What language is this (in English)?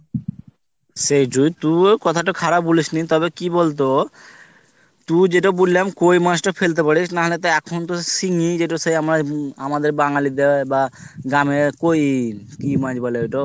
Bangla